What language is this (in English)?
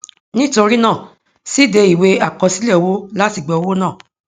Yoruba